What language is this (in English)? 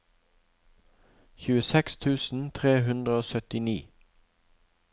Norwegian